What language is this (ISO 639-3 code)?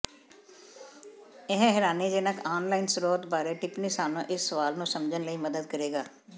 pan